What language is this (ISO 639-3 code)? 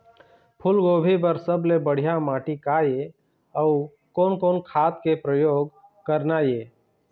hne